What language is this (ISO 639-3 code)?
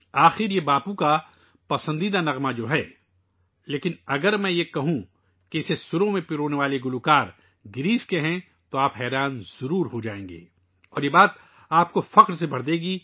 urd